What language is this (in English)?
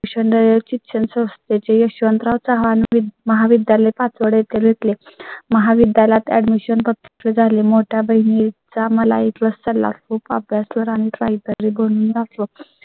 Marathi